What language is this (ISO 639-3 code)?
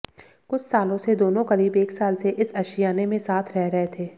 hin